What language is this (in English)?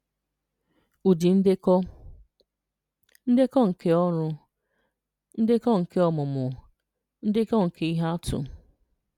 Igbo